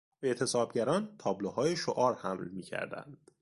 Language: Persian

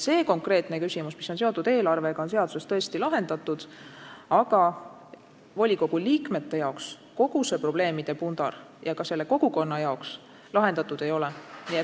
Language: Estonian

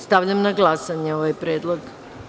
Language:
Serbian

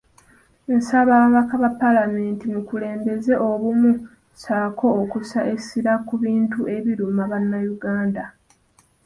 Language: Ganda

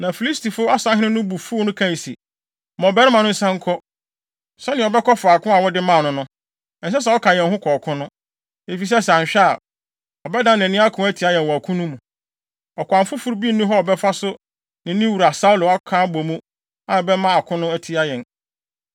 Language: Akan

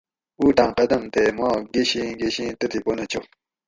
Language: Gawri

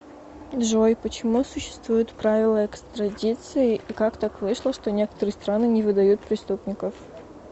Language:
Russian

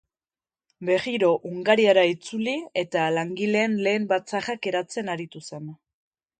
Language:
Basque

